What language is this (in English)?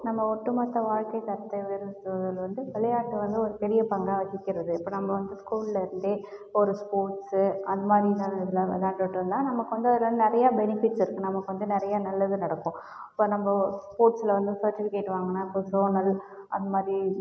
Tamil